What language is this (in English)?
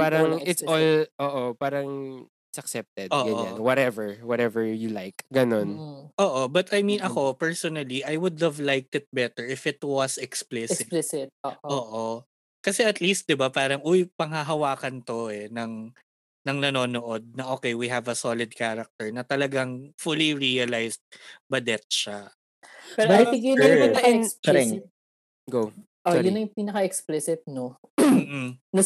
Filipino